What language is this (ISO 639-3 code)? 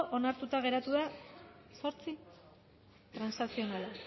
eus